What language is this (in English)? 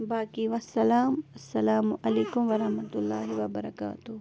Kashmiri